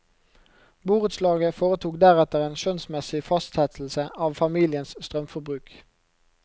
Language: Norwegian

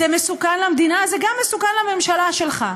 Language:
Hebrew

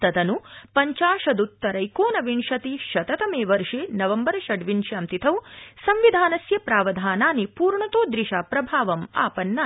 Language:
Sanskrit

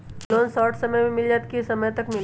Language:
Magahi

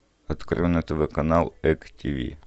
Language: Russian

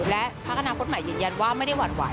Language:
Thai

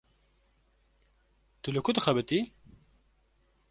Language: Kurdish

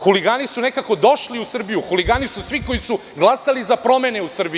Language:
Serbian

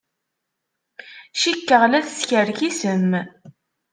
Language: Kabyle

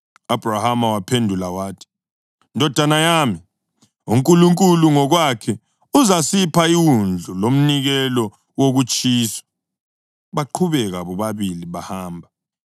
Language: North Ndebele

